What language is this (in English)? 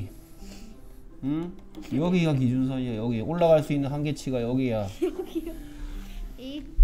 Korean